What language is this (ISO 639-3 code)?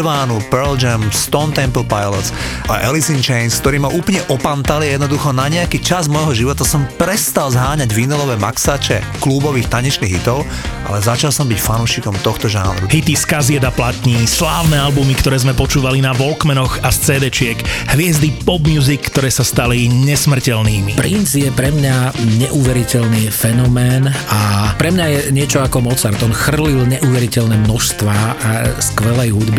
slk